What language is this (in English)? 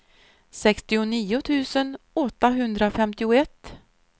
Swedish